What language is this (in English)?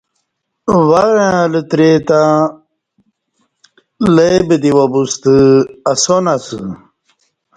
Kati